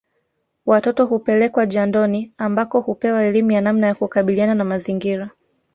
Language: Swahili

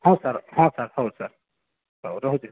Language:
Odia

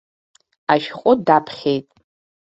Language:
Abkhazian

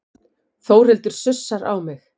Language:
Icelandic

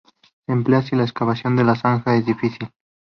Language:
Spanish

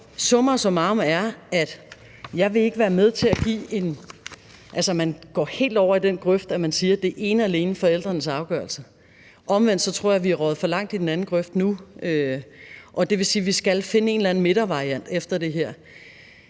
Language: Danish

